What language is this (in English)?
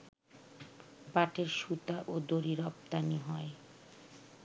Bangla